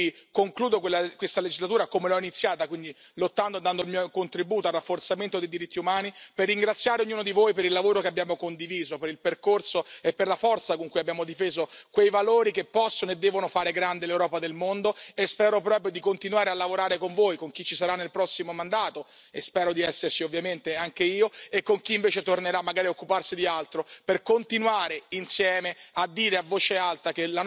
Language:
Italian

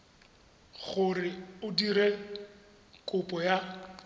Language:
Tswana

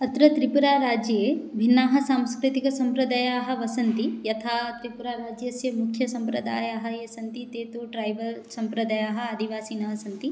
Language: Sanskrit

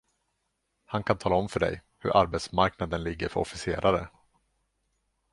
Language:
Swedish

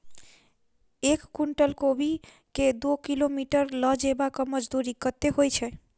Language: Maithili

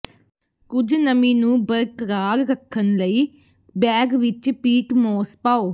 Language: Punjabi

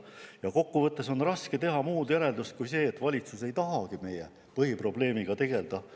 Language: Estonian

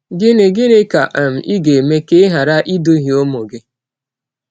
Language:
Igbo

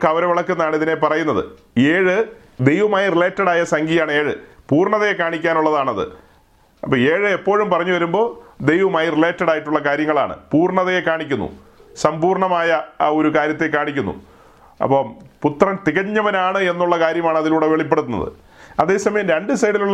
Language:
Malayalam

